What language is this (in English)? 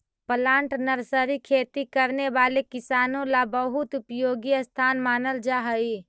Magahi